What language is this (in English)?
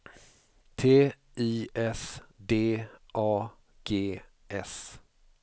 Swedish